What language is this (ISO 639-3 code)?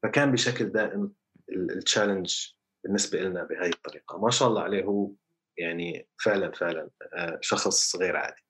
ara